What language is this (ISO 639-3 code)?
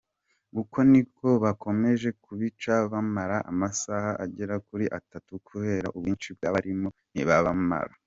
kin